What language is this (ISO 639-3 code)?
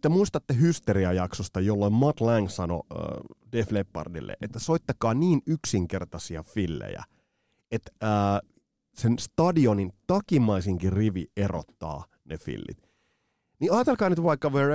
fin